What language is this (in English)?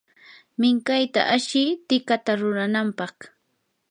Yanahuanca Pasco Quechua